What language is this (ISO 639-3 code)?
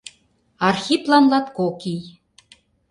chm